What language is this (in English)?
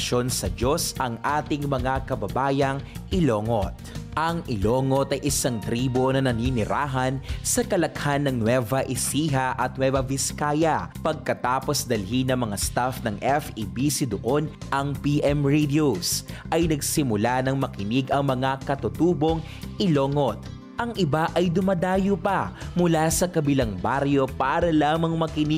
Filipino